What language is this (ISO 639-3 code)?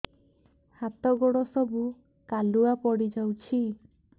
ori